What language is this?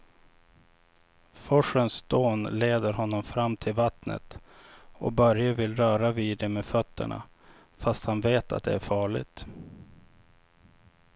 Swedish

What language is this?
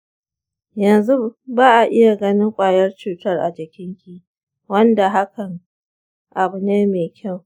Hausa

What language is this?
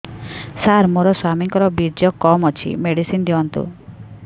Odia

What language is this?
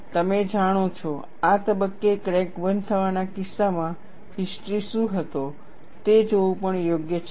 Gujarati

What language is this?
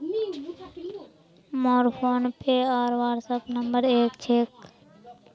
Magahi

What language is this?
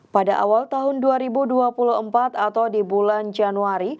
Indonesian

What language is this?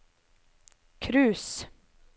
Norwegian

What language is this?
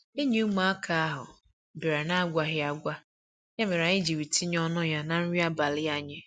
Igbo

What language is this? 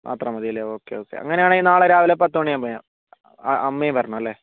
Malayalam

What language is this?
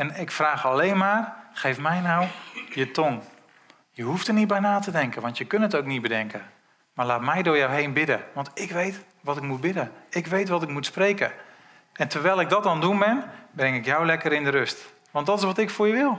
Dutch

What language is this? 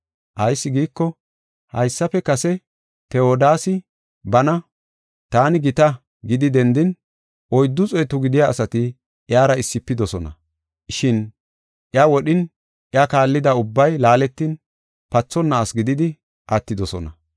Gofa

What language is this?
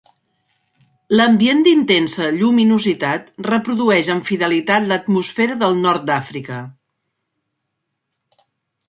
Catalan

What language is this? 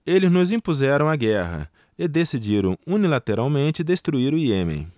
Portuguese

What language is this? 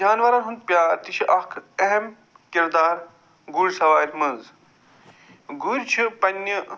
Kashmiri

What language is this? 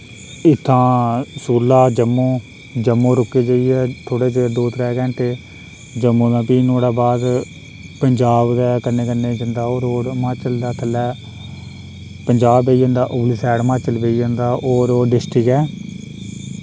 Dogri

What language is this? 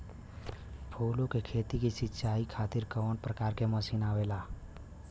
Bhojpuri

